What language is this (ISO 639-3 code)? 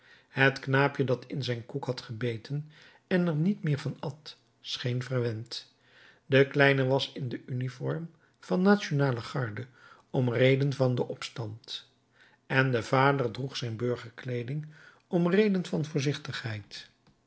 nld